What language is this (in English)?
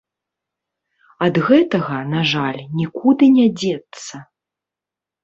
Belarusian